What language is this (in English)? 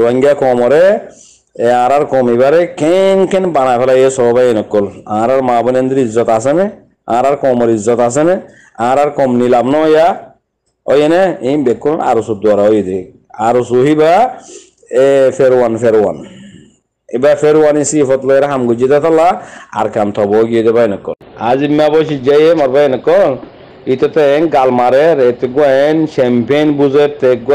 Bangla